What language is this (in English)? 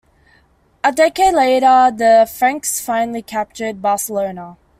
English